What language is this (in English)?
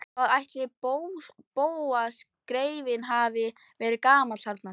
Icelandic